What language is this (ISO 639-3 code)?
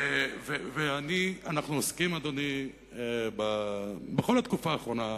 heb